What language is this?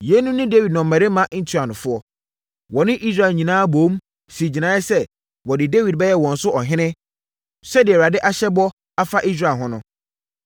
Akan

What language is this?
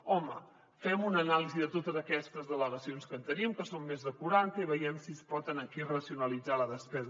Catalan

